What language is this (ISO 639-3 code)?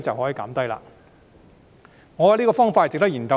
yue